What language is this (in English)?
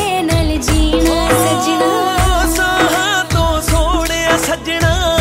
Hindi